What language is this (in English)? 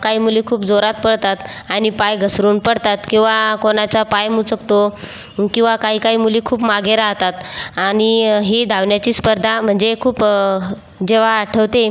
Marathi